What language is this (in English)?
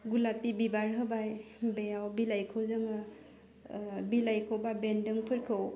Bodo